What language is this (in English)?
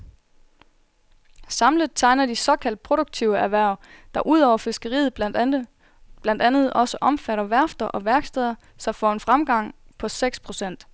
Danish